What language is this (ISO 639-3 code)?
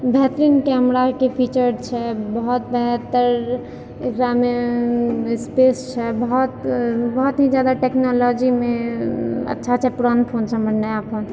mai